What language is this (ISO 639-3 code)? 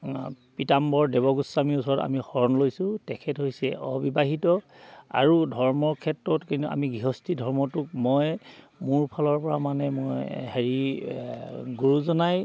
asm